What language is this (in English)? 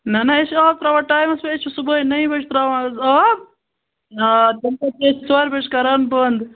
Kashmiri